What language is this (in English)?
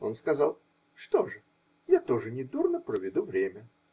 Russian